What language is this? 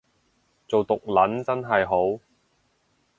Cantonese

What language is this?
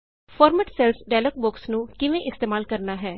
Punjabi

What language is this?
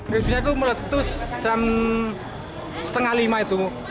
Indonesian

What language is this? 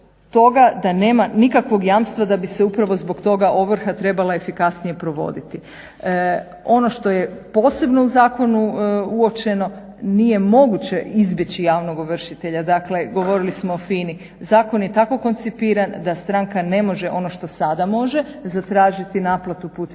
Croatian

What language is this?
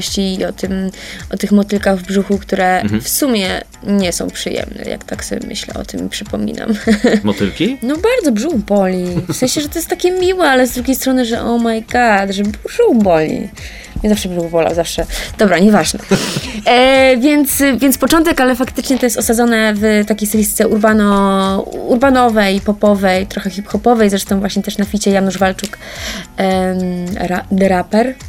Polish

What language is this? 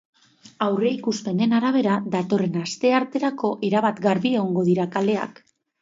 Basque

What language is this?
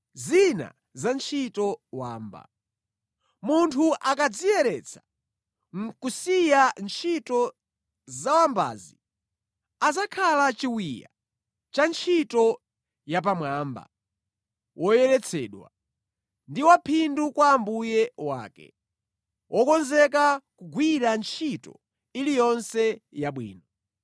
Nyanja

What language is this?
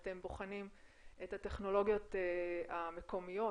Hebrew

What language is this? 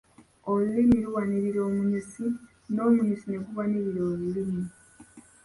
Ganda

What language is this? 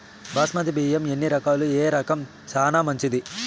Telugu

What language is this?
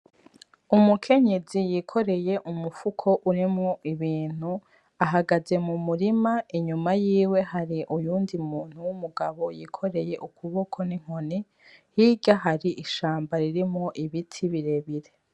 Rundi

